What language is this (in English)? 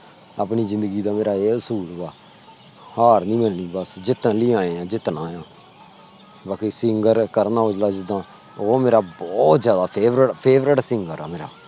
Punjabi